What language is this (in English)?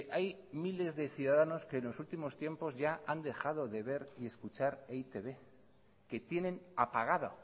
Spanish